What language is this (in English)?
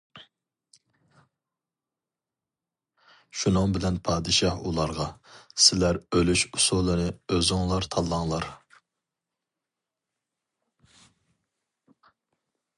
Uyghur